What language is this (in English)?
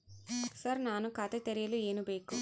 Kannada